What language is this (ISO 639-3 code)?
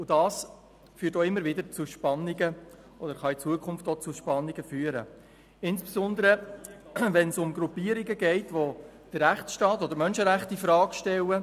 gsw